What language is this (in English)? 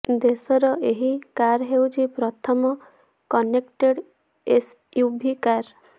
Odia